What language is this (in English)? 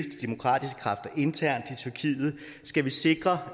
Danish